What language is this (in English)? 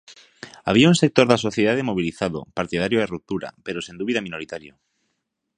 Galician